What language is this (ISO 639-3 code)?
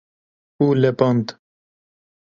kur